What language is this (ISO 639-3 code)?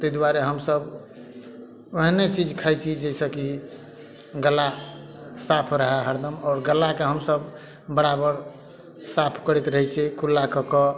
mai